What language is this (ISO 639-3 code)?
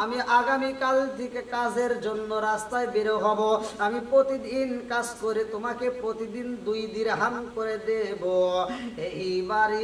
ron